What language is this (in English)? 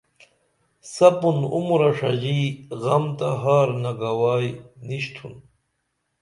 Dameli